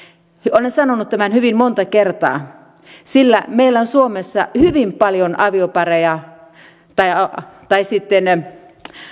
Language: Finnish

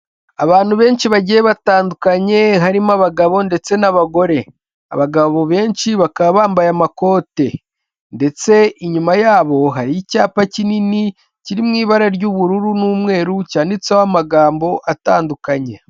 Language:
Kinyarwanda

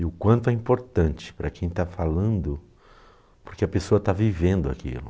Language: Portuguese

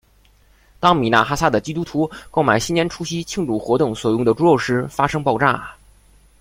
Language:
Chinese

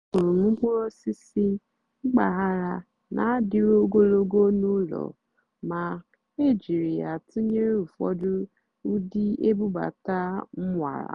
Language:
Igbo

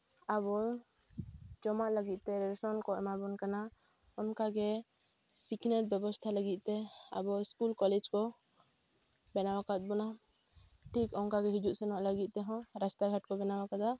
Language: Santali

